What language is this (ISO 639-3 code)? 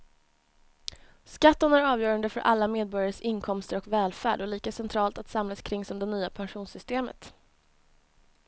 swe